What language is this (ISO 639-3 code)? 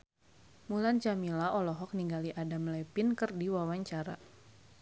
sun